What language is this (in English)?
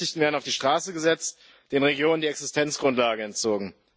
German